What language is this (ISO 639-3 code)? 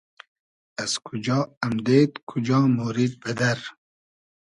haz